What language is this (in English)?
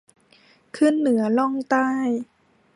Thai